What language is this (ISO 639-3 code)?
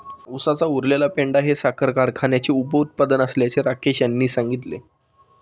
mar